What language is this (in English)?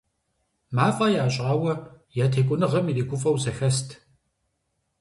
Kabardian